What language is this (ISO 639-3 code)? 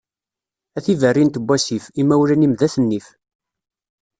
kab